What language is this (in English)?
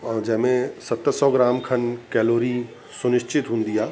Sindhi